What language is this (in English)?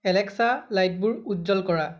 Assamese